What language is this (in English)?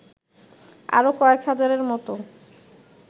Bangla